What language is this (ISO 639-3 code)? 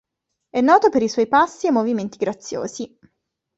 ita